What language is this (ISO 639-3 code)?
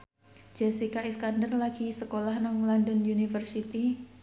jav